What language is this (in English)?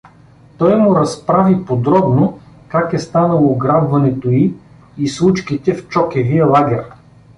Bulgarian